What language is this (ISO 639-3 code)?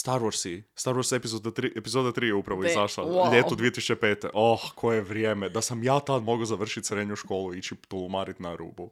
hrv